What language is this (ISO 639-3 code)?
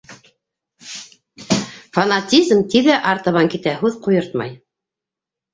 bak